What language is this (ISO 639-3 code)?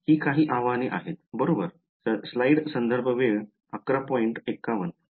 mar